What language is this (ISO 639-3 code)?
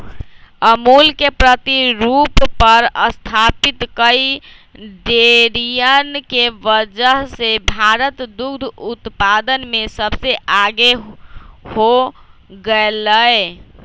mag